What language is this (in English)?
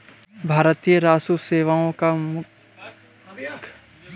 Hindi